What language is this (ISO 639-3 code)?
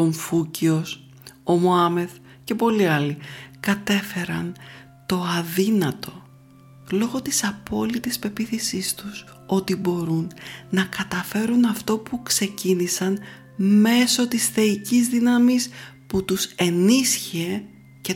ell